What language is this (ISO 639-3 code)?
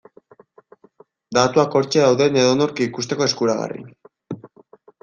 eus